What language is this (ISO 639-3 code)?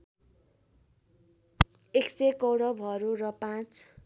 nep